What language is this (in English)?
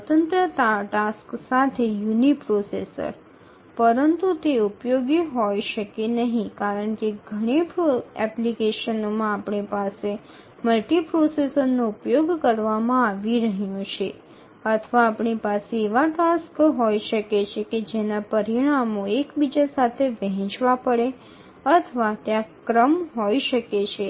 Gujarati